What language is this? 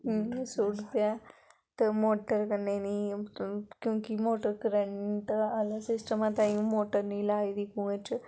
Dogri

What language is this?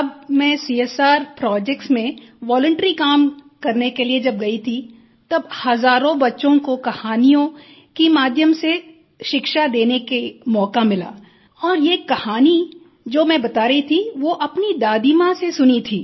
Hindi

